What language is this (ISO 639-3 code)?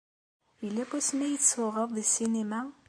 kab